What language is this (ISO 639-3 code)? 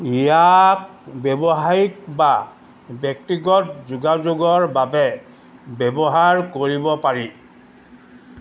asm